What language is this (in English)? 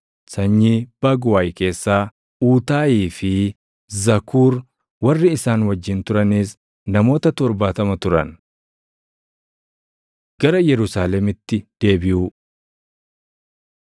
Oromo